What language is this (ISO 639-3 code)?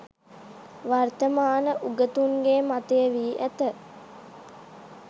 sin